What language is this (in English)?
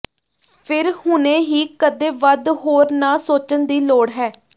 Punjabi